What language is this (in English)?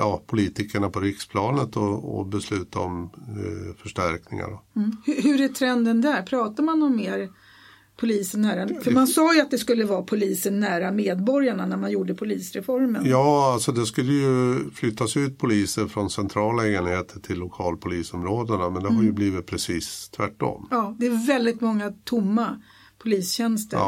Swedish